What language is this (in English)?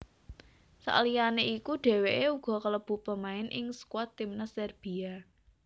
Javanese